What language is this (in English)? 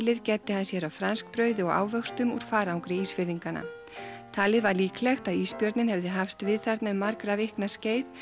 Icelandic